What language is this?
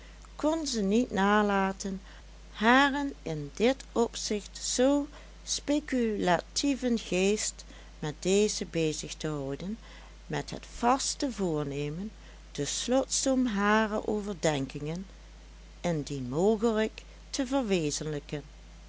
Dutch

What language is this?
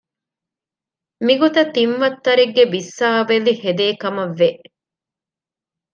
Divehi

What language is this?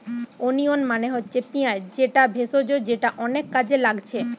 Bangla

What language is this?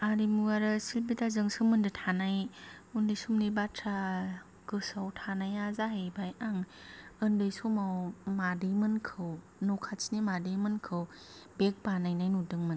Bodo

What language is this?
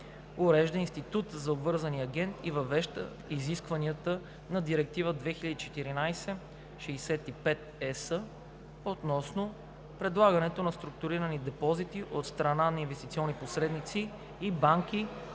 Bulgarian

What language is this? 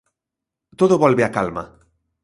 Galician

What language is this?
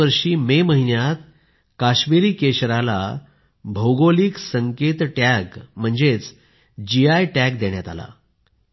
Marathi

